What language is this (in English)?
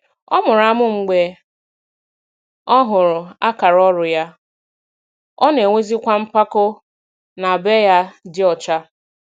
Igbo